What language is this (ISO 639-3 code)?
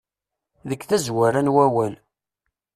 kab